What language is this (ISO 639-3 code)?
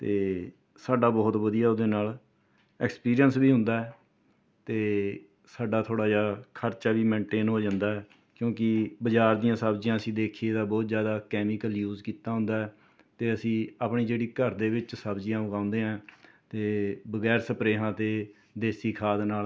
pan